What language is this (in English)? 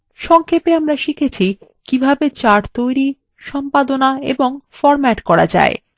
Bangla